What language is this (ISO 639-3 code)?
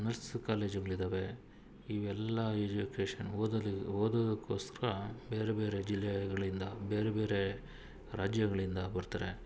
kan